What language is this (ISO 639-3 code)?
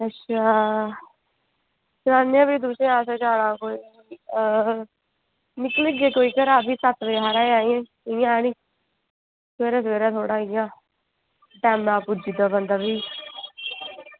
doi